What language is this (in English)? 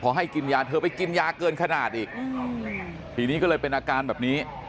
Thai